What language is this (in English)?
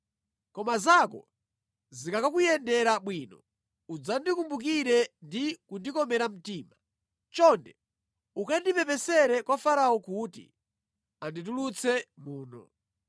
Nyanja